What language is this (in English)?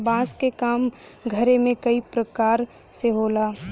Bhojpuri